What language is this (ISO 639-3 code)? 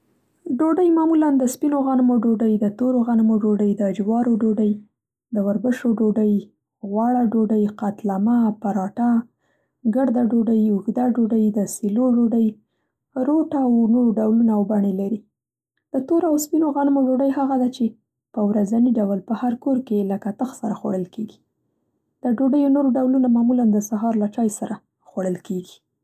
pst